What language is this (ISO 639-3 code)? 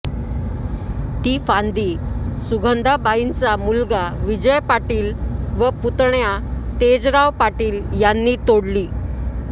mar